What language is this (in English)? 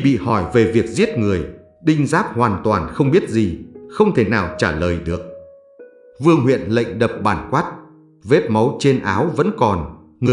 Vietnamese